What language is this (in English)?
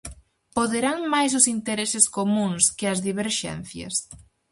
Galician